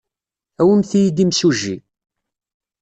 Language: Kabyle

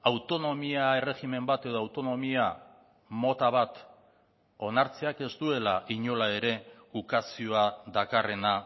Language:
Basque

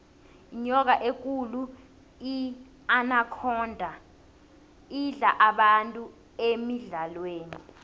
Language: South Ndebele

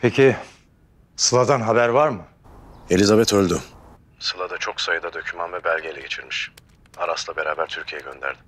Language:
Turkish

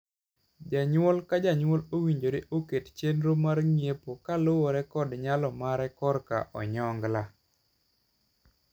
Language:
Luo (Kenya and Tanzania)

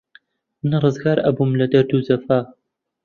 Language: Central Kurdish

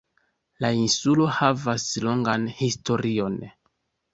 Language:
Esperanto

